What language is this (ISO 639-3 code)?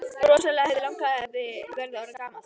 isl